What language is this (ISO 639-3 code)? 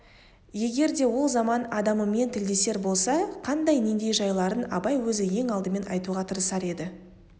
kaz